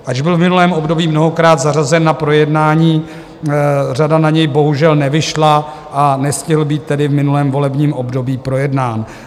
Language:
Czech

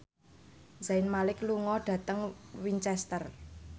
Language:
Javanese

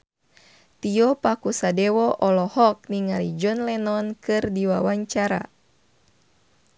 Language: Sundanese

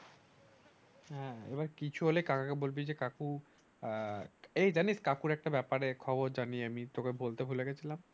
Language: Bangla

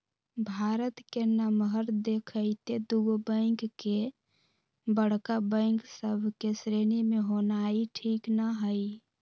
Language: Magahi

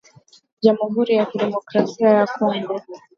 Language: Swahili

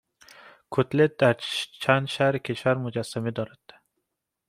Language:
Persian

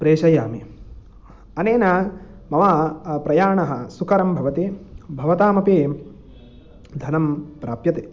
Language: Sanskrit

